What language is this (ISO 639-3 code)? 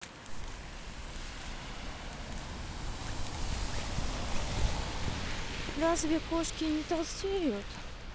rus